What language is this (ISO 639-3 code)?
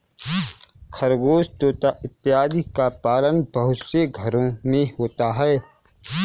hin